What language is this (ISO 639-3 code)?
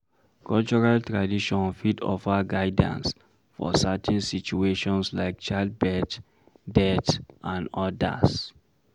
pcm